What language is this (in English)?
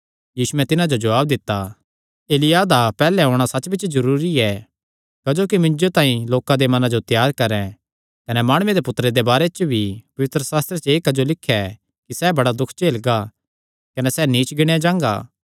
Kangri